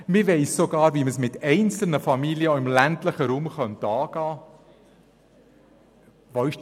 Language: Swiss German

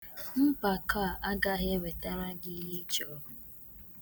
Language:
Igbo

